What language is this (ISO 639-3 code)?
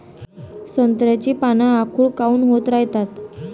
mar